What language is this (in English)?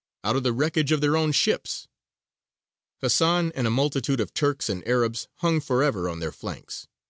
English